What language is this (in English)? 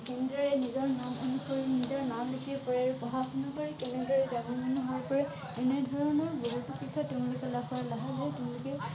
Assamese